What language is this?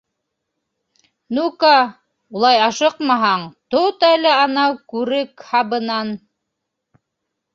Bashkir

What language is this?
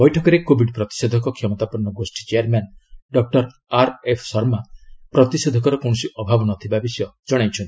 Odia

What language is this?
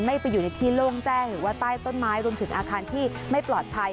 Thai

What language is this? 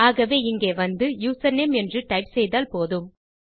Tamil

